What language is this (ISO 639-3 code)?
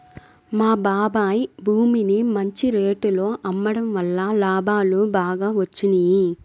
tel